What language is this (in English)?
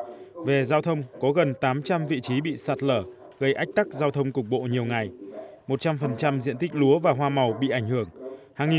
Vietnamese